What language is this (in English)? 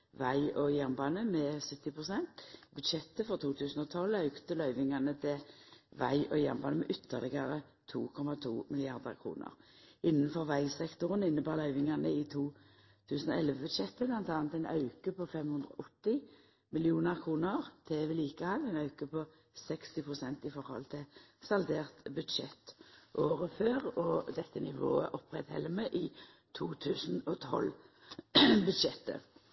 Norwegian Nynorsk